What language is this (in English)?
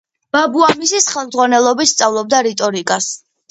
Georgian